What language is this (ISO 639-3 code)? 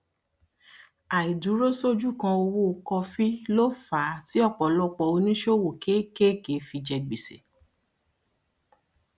yor